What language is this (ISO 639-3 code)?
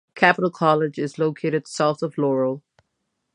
eng